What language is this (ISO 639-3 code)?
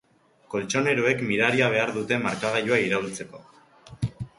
eus